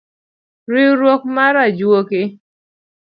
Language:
Luo (Kenya and Tanzania)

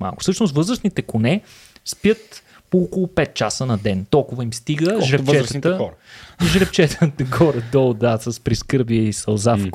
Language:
Bulgarian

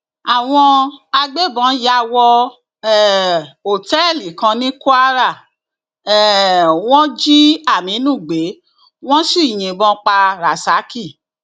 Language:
Yoruba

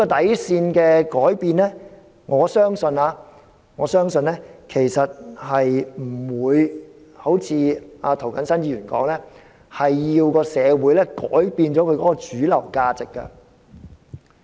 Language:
Cantonese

